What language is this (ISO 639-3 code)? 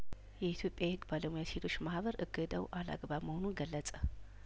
amh